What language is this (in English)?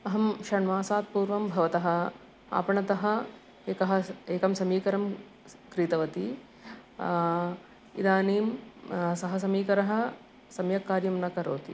Sanskrit